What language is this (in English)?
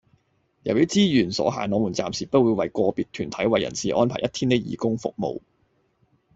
Cantonese